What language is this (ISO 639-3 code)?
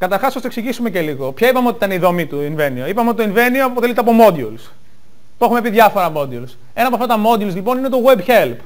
ell